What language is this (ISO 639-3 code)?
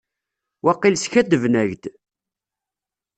kab